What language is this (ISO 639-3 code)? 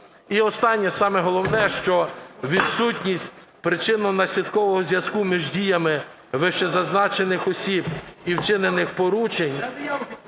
ukr